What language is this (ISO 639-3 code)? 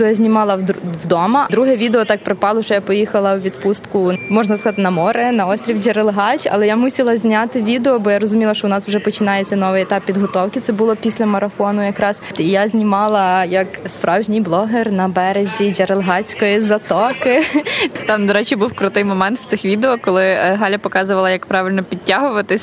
ukr